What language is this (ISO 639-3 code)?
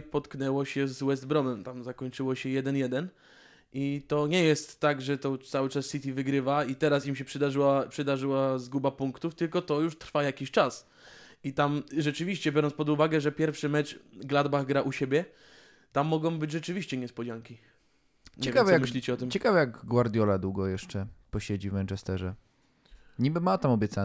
pol